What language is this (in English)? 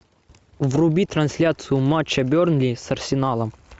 Russian